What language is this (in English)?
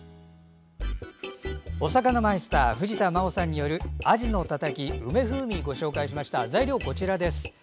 Japanese